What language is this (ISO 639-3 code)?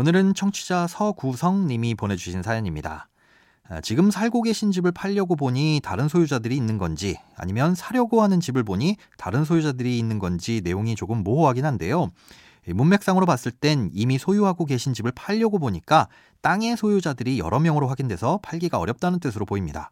kor